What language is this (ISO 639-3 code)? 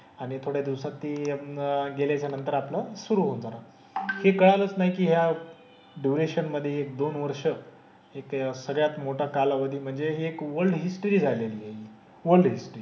mar